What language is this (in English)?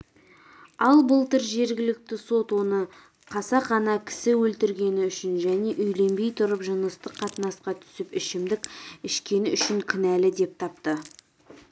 Kazakh